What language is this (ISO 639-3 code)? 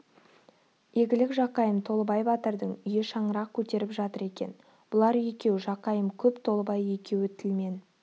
kaz